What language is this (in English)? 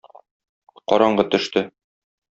Tatar